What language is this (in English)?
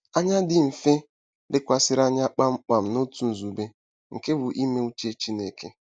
Igbo